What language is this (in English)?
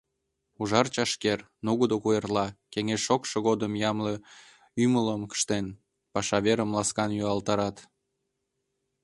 Mari